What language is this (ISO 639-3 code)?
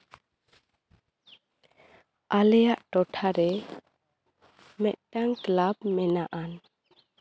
sat